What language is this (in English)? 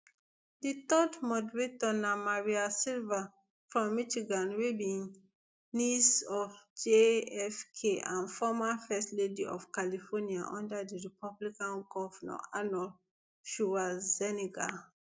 Nigerian Pidgin